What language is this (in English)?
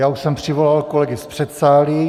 Czech